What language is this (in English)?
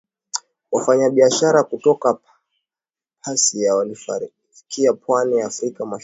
Swahili